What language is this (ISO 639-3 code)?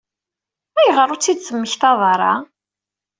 kab